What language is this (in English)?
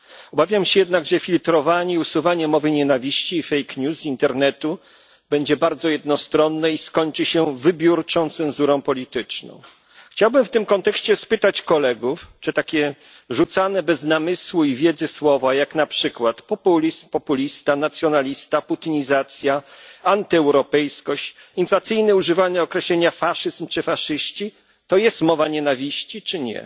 Polish